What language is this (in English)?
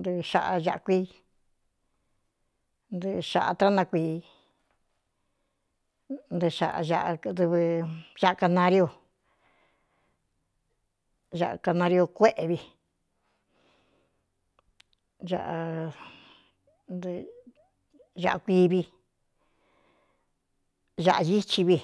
Cuyamecalco Mixtec